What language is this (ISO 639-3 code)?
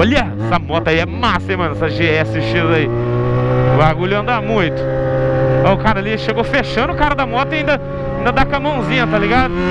por